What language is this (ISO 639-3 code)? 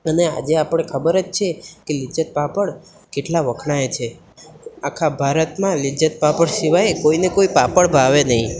guj